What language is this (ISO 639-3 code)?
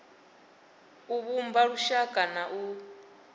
ven